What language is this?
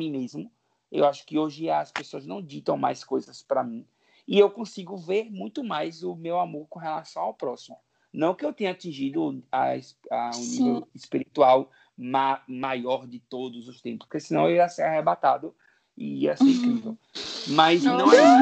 Portuguese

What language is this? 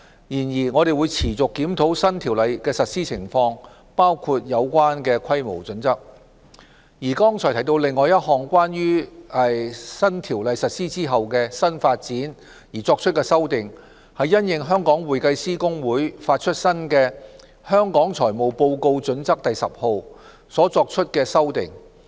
Cantonese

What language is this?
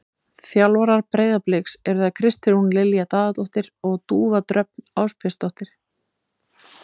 Icelandic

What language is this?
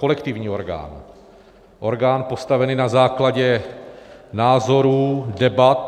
Czech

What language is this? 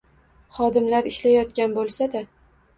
Uzbek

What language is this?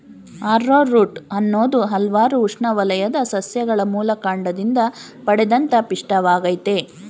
Kannada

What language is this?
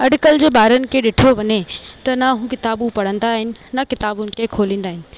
Sindhi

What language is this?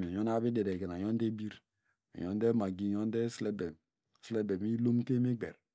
Degema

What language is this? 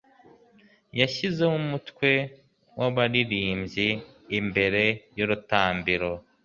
Kinyarwanda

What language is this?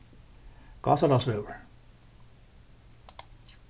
Faroese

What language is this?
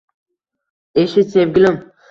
Uzbek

